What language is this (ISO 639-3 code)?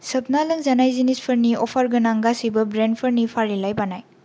brx